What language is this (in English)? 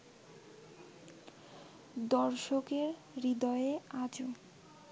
Bangla